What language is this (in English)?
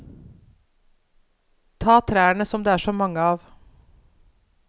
Norwegian